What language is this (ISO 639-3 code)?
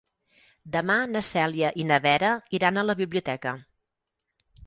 cat